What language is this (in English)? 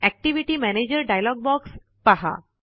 Marathi